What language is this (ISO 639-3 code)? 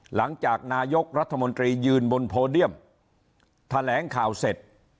tha